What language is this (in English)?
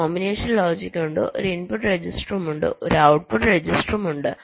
Malayalam